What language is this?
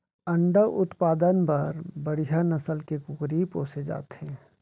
Chhattisgarhi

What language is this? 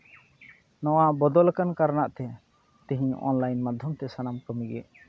Santali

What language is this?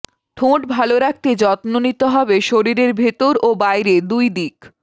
Bangla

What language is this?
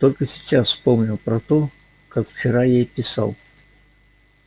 Russian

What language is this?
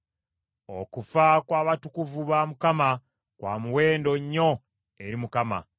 Ganda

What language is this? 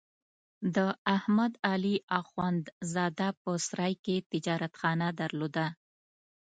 Pashto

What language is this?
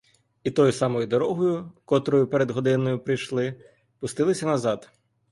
Ukrainian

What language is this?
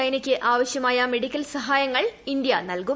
Malayalam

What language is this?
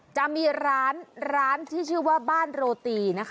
Thai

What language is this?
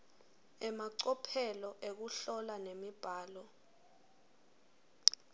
Swati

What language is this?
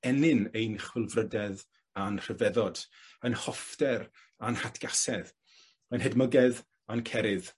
Welsh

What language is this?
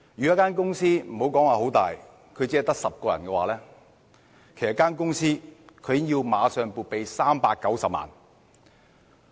Cantonese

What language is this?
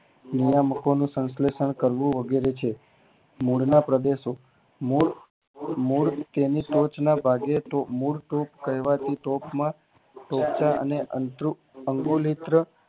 Gujarati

